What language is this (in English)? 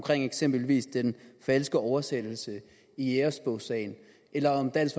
Danish